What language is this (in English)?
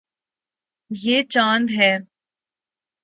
Urdu